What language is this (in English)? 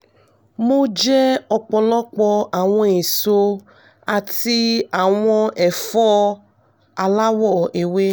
Yoruba